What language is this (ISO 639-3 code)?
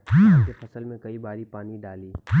bho